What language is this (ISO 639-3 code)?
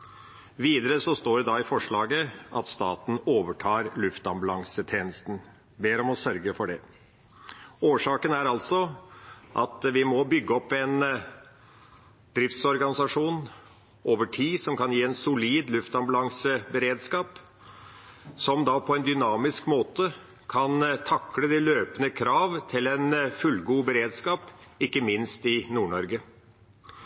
nob